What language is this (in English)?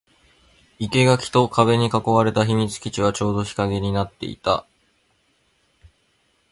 Japanese